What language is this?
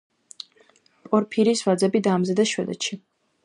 Georgian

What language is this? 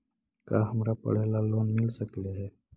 Magahi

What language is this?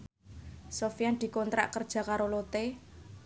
Javanese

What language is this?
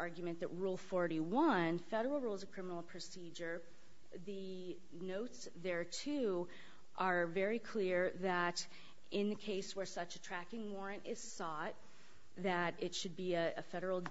English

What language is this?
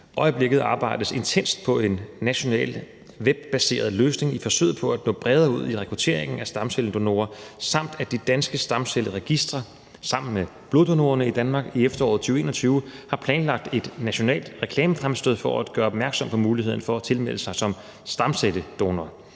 Danish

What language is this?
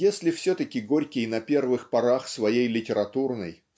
Russian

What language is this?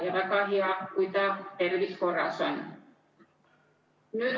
Estonian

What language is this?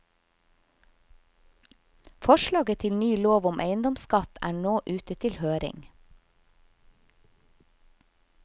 Norwegian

